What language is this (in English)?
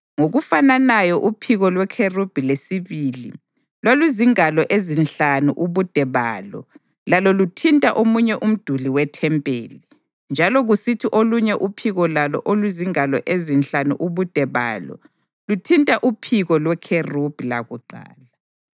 North Ndebele